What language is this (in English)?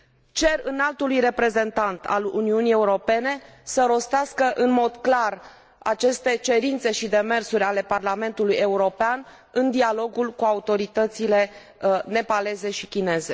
Romanian